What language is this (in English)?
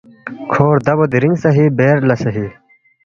Balti